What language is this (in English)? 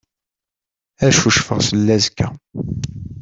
Kabyle